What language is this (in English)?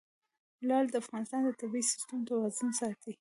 Pashto